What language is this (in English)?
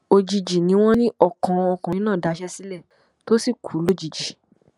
Yoruba